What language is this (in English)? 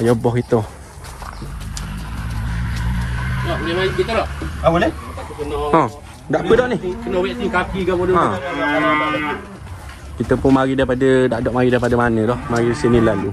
Malay